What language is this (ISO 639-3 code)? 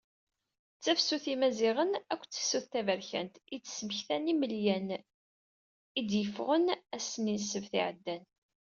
kab